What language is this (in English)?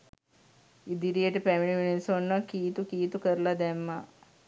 Sinhala